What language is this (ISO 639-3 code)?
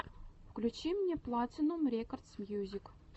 rus